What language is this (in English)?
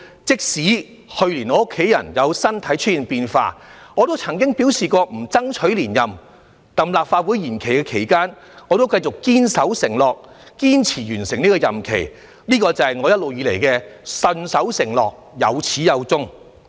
Cantonese